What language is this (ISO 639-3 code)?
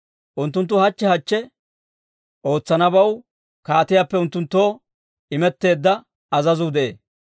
dwr